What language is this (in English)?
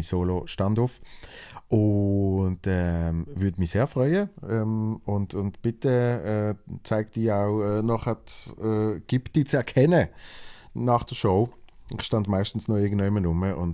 German